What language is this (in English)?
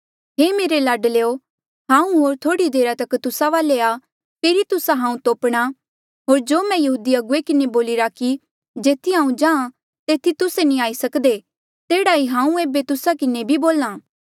Mandeali